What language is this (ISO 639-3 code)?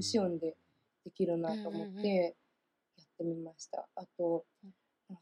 jpn